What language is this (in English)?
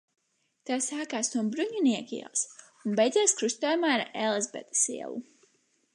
Latvian